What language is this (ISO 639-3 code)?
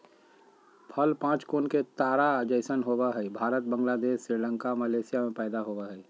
mag